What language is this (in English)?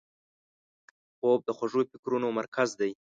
Pashto